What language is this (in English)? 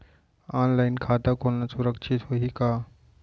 Chhattisgarhi